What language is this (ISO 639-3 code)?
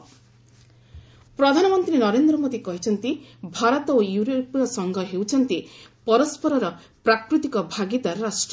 ori